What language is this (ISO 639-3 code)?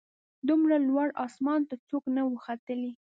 pus